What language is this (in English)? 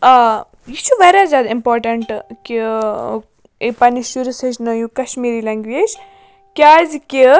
Kashmiri